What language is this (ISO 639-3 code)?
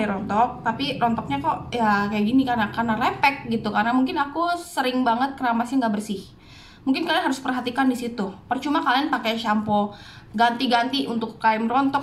ind